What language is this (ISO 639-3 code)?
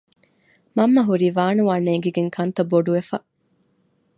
div